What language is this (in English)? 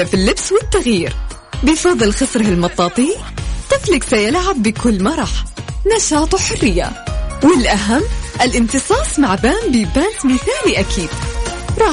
Arabic